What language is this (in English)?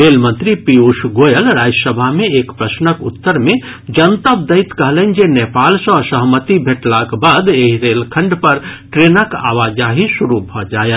Maithili